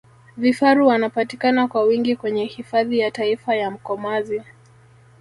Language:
Swahili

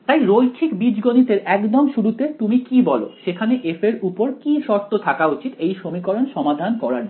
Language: Bangla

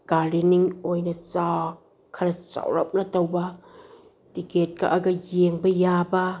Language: Manipuri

